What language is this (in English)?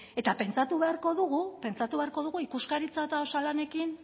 Basque